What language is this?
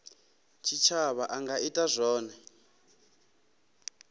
Venda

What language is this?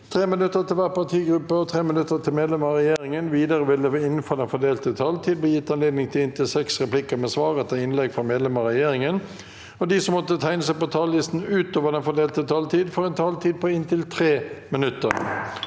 Norwegian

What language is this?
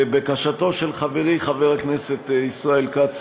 Hebrew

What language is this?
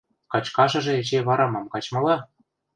Western Mari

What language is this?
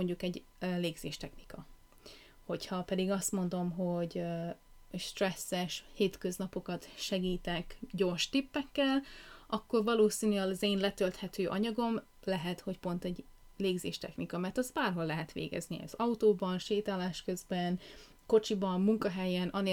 Hungarian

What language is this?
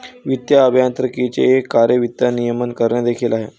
Marathi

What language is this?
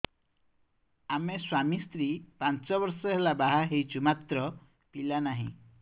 Odia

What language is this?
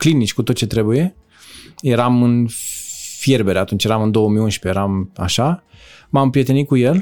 Romanian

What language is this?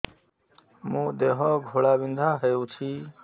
Odia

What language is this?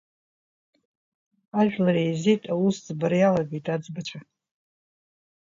Abkhazian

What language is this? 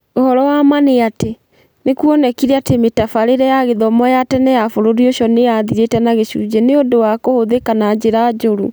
Kikuyu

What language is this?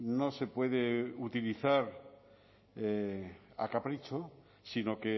Spanish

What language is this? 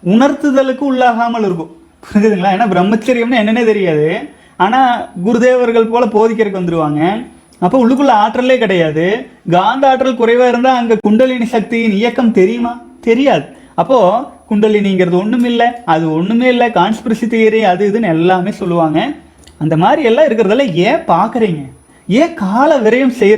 Tamil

